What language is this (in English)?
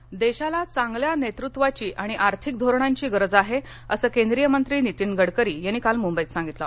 Marathi